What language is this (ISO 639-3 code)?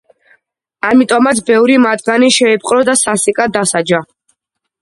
kat